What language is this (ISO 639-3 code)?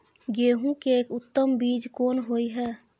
mai